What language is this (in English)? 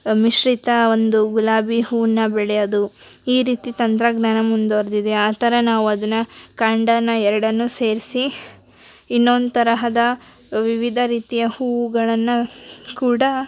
Kannada